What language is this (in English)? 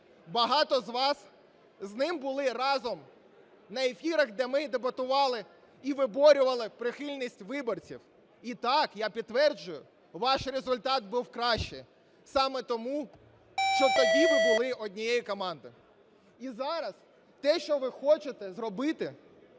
Ukrainian